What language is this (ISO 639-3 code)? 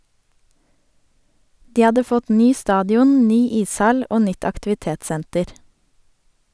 nor